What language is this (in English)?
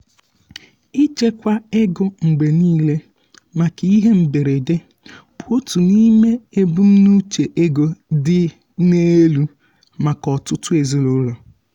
Igbo